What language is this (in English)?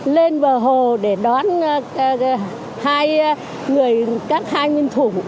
Vietnamese